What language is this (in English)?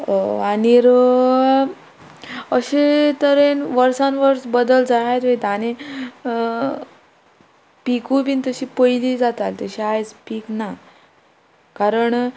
Konkani